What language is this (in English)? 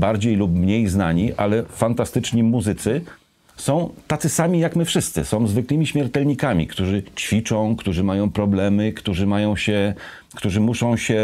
Polish